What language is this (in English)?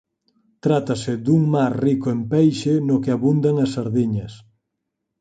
Galician